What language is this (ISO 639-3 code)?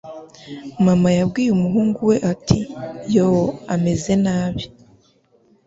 kin